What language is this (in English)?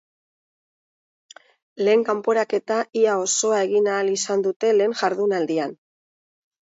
Basque